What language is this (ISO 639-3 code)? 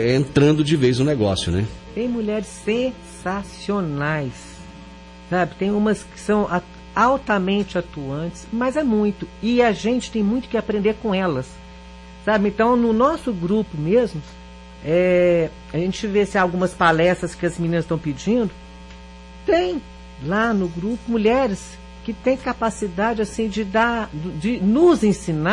por